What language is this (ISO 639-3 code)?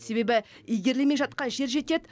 kaz